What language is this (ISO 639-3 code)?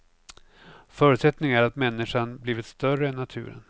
swe